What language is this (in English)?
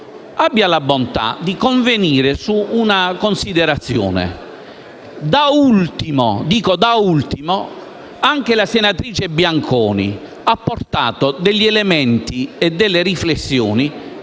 Italian